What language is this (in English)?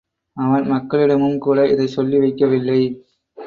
Tamil